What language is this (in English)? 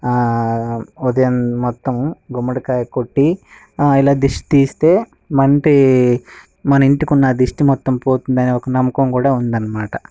Telugu